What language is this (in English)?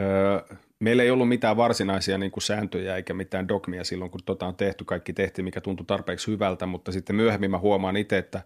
Finnish